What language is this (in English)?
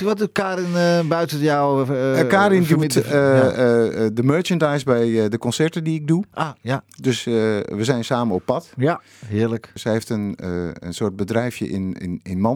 Dutch